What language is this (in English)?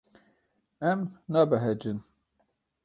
Kurdish